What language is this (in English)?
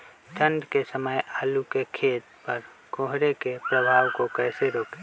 Magahi